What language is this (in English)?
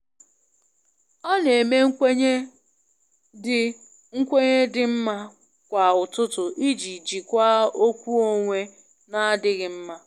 Igbo